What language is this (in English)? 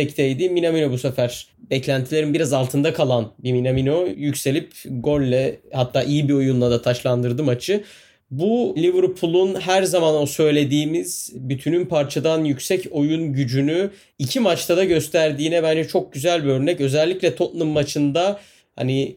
Turkish